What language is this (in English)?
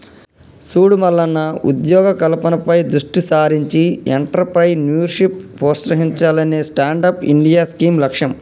Telugu